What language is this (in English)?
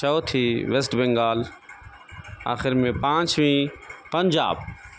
Urdu